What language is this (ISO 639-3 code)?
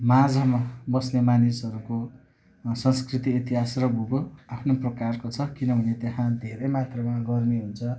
nep